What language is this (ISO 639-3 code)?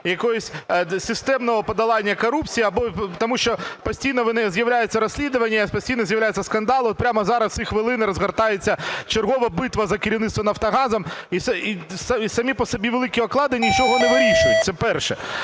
ukr